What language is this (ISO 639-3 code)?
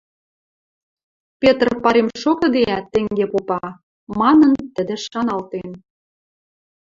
mrj